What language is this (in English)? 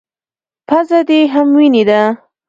Pashto